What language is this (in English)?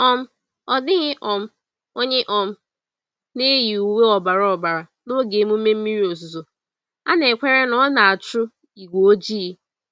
Igbo